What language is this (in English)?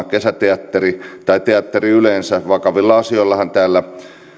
Finnish